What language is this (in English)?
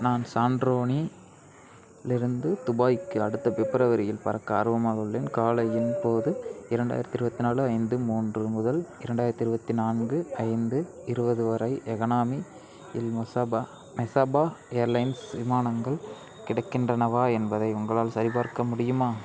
Tamil